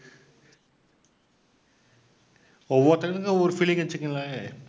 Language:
Tamil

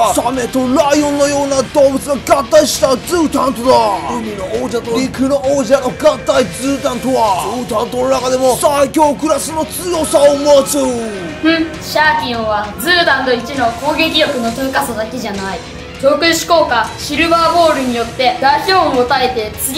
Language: Japanese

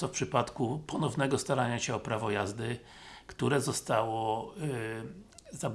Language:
Polish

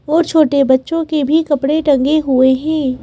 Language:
Hindi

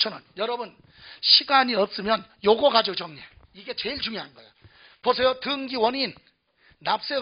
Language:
Korean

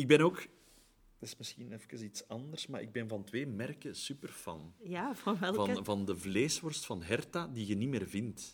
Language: Dutch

